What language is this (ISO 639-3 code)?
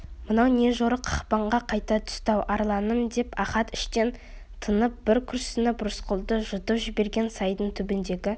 kaz